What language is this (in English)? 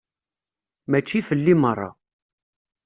Kabyle